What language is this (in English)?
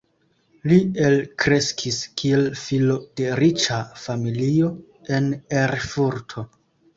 Esperanto